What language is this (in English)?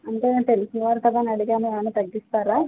Telugu